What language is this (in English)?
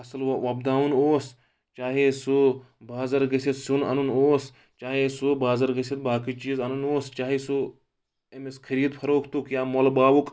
Kashmiri